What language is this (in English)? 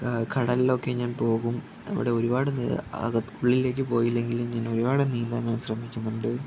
Malayalam